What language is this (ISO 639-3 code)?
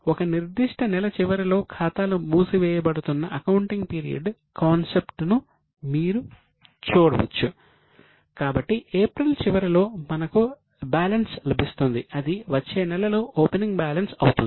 tel